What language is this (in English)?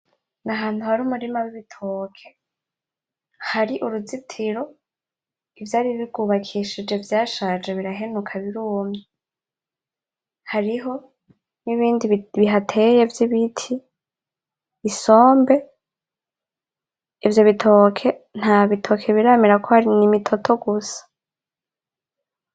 Rundi